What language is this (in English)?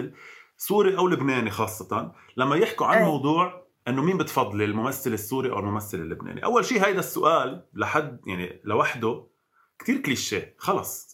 Arabic